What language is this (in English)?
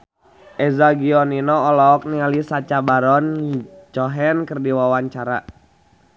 Sundanese